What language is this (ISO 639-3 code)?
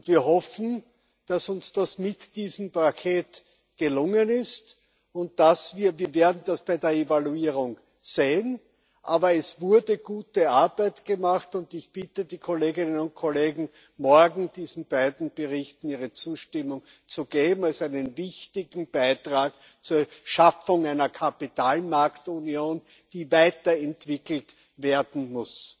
deu